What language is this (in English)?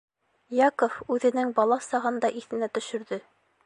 Bashkir